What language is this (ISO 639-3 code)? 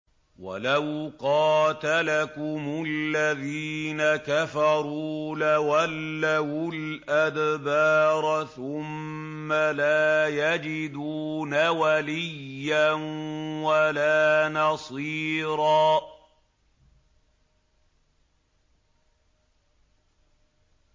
ara